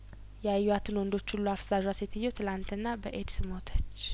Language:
Amharic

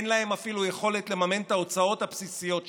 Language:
Hebrew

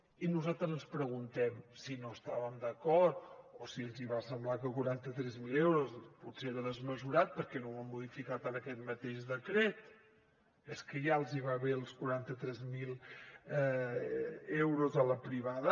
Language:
Catalan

